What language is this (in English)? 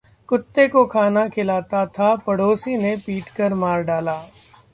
Hindi